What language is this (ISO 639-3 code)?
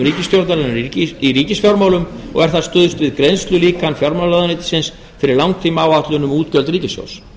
isl